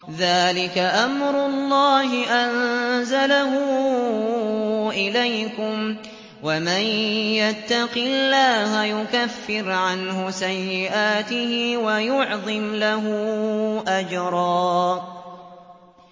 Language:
Arabic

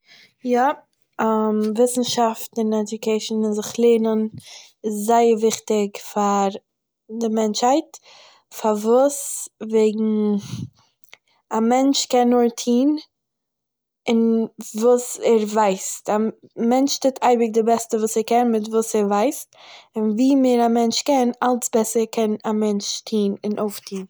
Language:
Yiddish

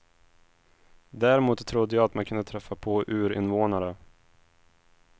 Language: Swedish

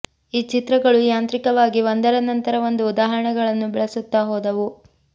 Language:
Kannada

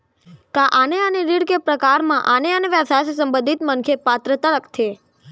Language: Chhattisgarhi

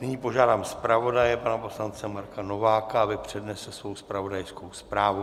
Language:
Czech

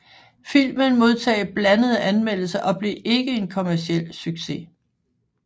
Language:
Danish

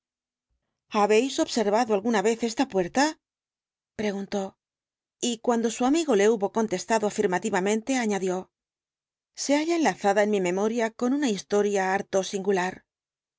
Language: Spanish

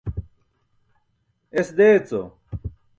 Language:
Burushaski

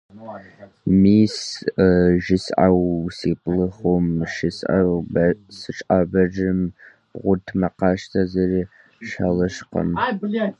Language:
Kabardian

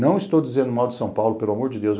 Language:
Portuguese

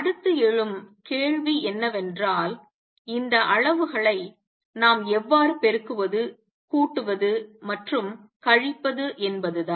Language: Tamil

